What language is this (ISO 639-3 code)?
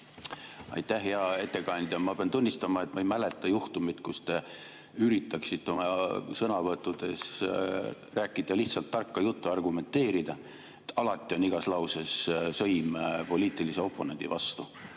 est